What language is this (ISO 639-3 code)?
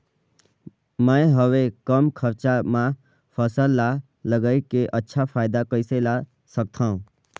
hne